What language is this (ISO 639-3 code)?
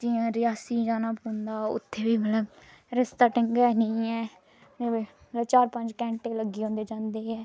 doi